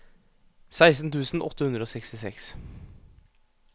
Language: Norwegian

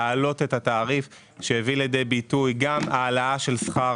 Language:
Hebrew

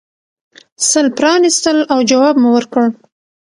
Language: Pashto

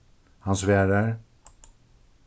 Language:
Faroese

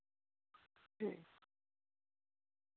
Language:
Santali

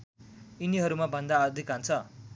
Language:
Nepali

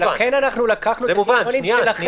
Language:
Hebrew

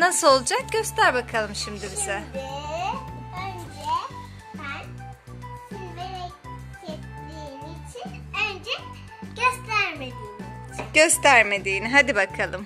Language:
Turkish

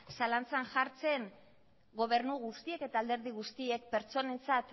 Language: Basque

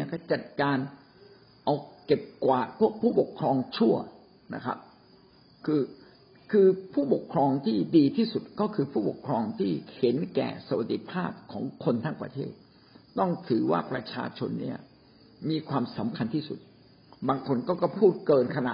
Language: Thai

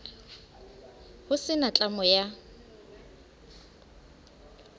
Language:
Southern Sotho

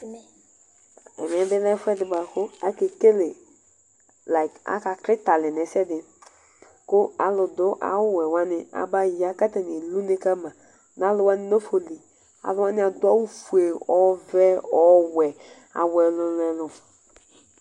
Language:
Ikposo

